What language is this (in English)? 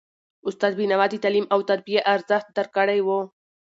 Pashto